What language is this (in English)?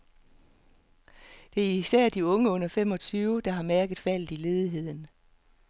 Danish